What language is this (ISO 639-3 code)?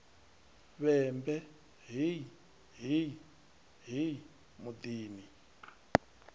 ven